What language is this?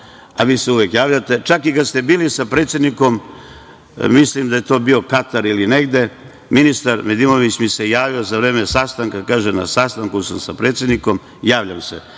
Serbian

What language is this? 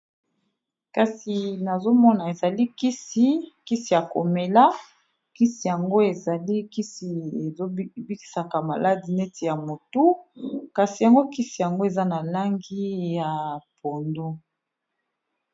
Lingala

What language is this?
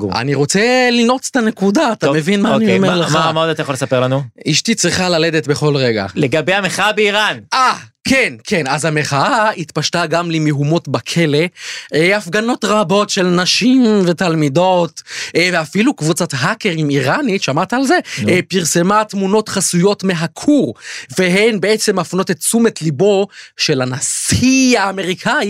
Hebrew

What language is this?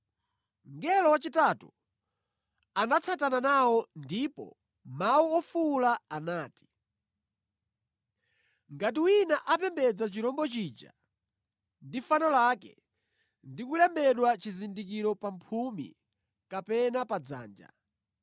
Nyanja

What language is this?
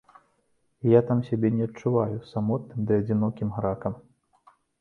Belarusian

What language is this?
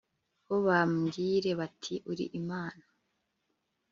Kinyarwanda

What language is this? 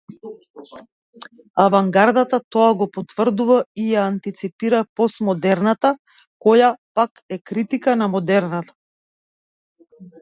Macedonian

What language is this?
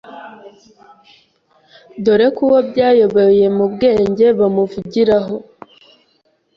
Kinyarwanda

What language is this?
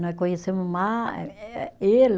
Portuguese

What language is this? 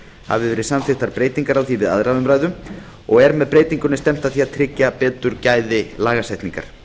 Icelandic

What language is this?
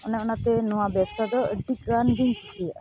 Santali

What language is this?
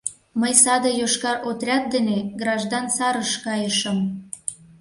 Mari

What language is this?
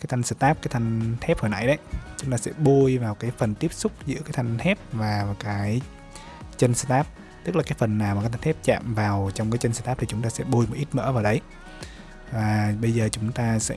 Vietnamese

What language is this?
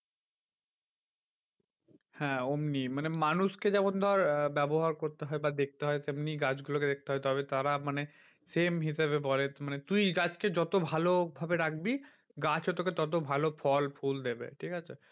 Bangla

